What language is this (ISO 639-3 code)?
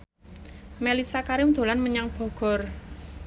jav